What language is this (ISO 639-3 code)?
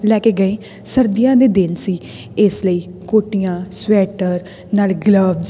pan